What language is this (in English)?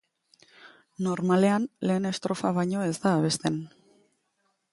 Basque